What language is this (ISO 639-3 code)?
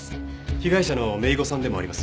jpn